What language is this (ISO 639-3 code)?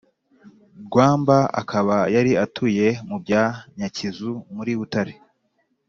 kin